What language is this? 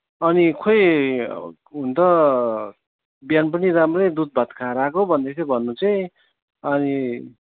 Nepali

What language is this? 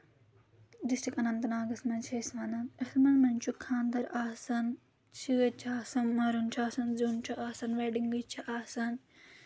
Kashmiri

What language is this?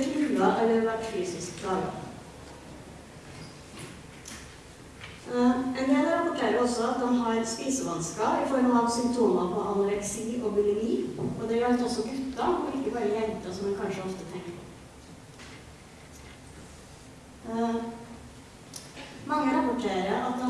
English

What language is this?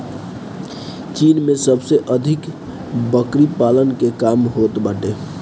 Bhojpuri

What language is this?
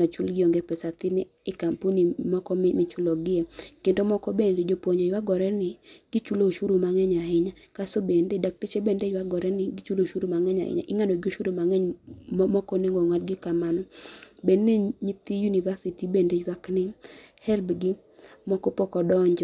Luo (Kenya and Tanzania)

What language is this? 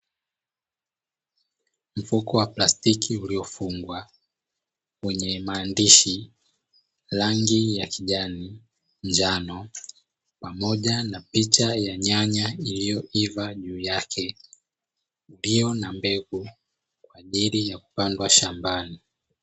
Swahili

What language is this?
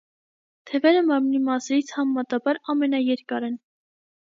Armenian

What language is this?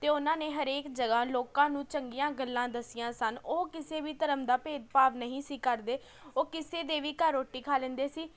Punjabi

